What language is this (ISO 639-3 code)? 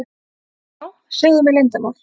isl